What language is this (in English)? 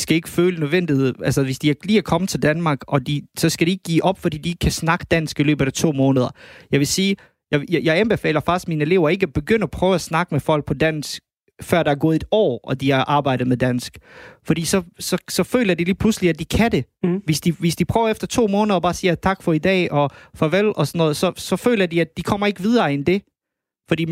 Danish